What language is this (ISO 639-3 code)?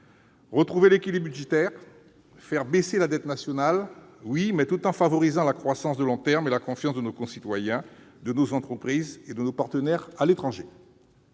fra